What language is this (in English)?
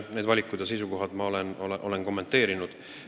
Estonian